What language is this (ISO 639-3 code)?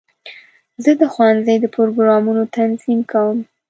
pus